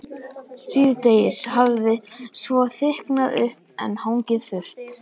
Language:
Icelandic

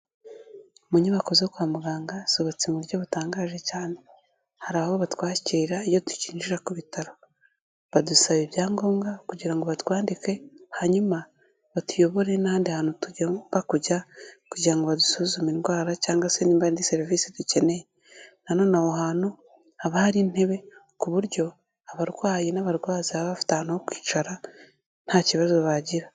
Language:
Kinyarwanda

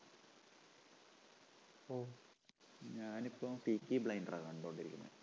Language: Malayalam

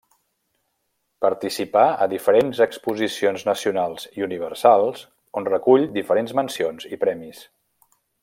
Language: Catalan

